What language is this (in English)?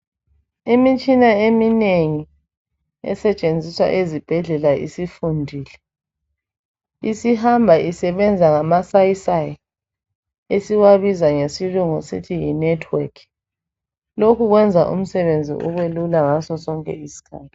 North Ndebele